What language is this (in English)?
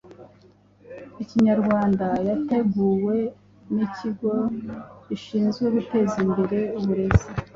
Kinyarwanda